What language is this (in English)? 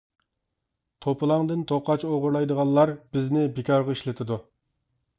Uyghur